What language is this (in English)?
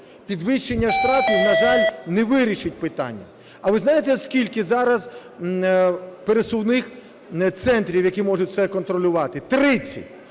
Ukrainian